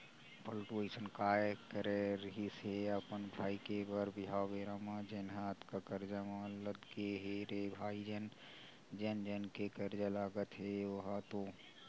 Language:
Chhattisgarhi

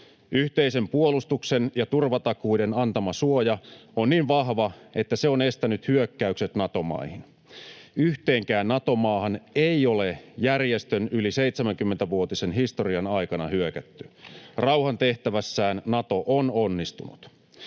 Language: Finnish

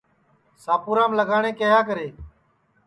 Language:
Sansi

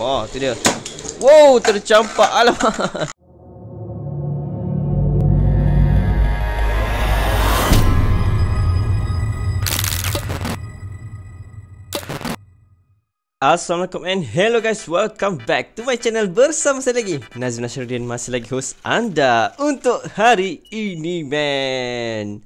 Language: Malay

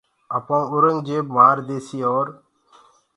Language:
Gurgula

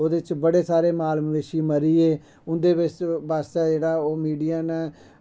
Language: Dogri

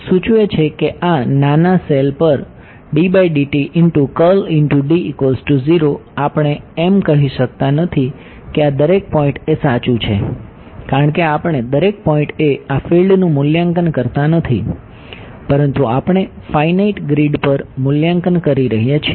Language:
Gujarati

